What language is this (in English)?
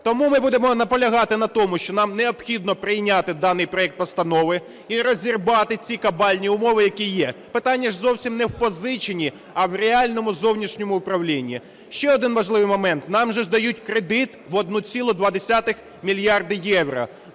Ukrainian